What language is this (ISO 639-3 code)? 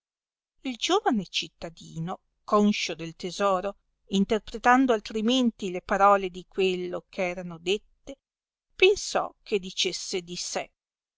ita